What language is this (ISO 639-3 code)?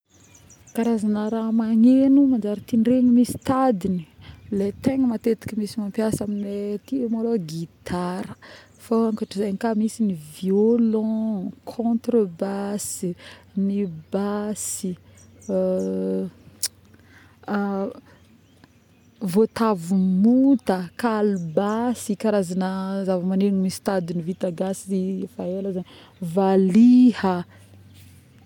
bmm